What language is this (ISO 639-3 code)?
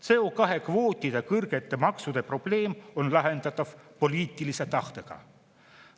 est